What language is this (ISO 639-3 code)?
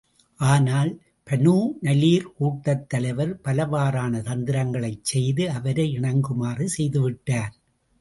tam